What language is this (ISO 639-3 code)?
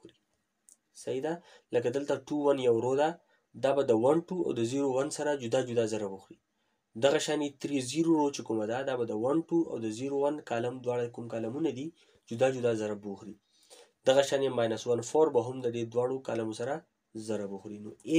hin